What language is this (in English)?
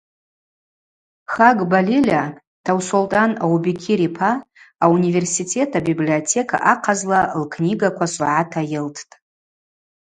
Abaza